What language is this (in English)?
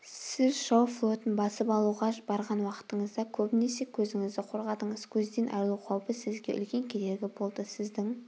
Kazakh